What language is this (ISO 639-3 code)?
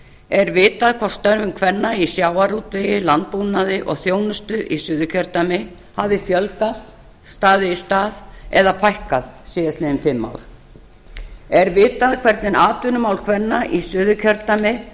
isl